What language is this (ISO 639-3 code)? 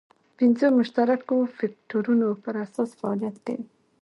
pus